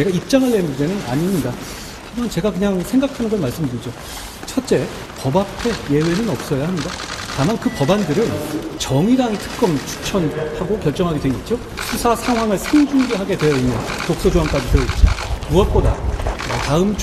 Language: Korean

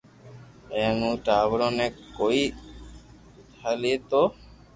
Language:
Loarki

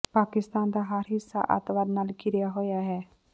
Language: Punjabi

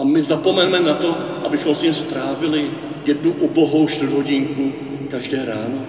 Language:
Czech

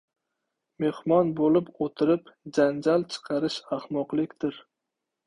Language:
Uzbek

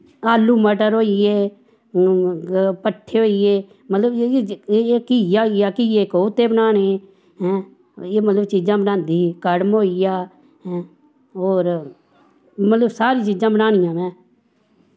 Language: Dogri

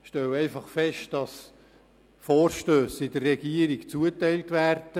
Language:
Swiss German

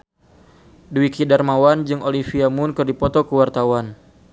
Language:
Sundanese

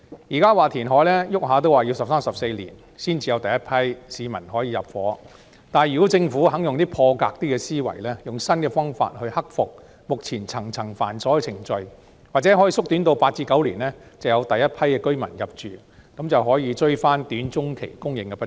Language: Cantonese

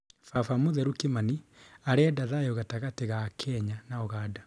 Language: Kikuyu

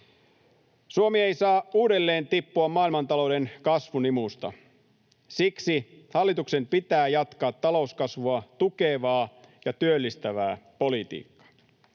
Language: Finnish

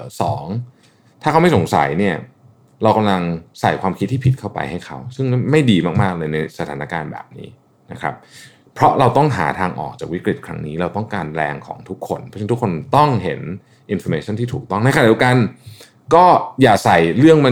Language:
Thai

